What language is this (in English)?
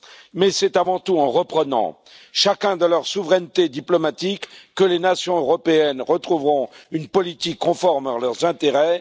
French